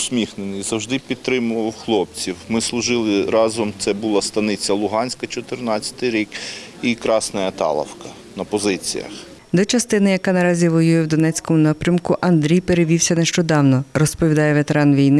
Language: Ukrainian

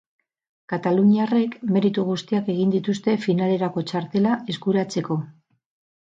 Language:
Basque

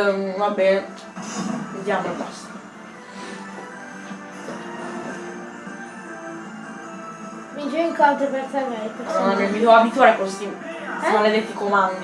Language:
Italian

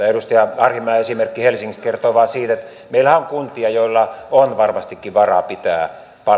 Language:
Finnish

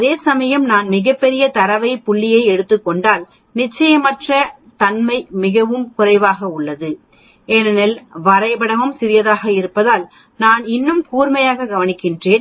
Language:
Tamil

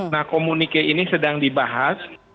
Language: Indonesian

